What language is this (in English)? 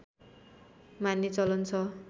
Nepali